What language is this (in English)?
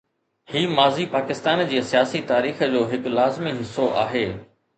Sindhi